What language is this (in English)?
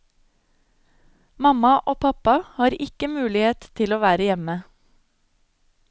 Norwegian